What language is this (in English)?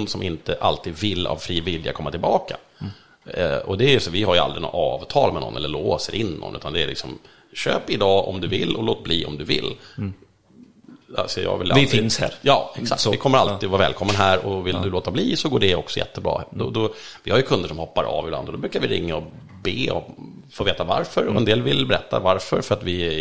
Swedish